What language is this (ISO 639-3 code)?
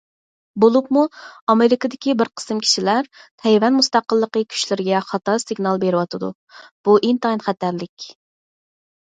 uig